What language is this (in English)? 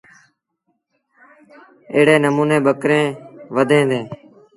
Sindhi Bhil